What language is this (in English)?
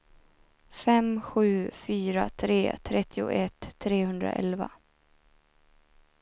Swedish